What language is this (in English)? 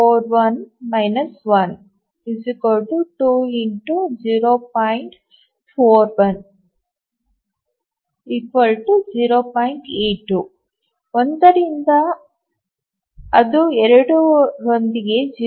Kannada